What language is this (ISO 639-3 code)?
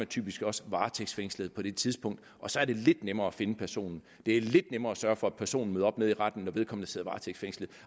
dan